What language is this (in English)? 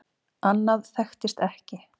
Icelandic